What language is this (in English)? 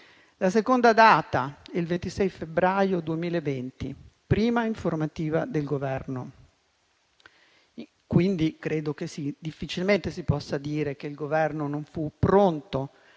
Italian